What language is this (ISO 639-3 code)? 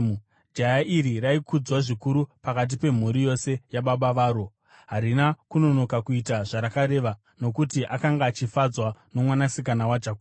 sna